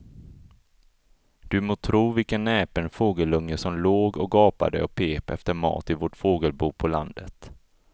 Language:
Swedish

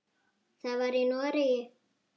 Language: Icelandic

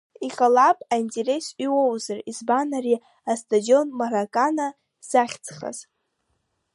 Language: Abkhazian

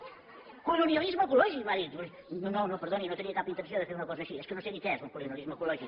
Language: Catalan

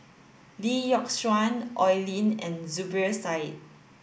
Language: English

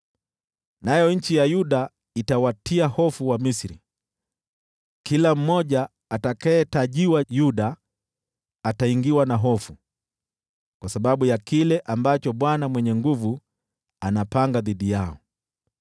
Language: Swahili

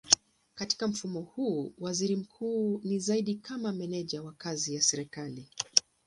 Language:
Swahili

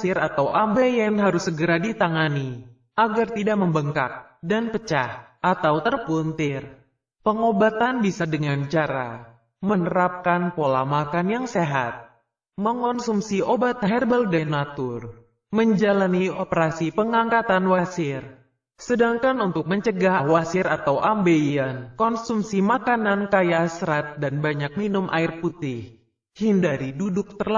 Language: Indonesian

